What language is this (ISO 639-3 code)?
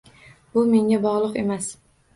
uzb